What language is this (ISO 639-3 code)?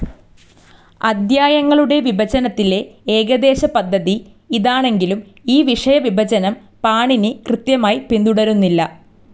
mal